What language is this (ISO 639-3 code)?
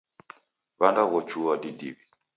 dav